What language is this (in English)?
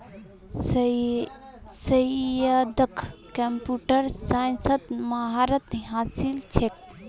Magahi